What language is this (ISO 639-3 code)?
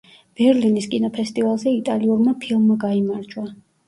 kat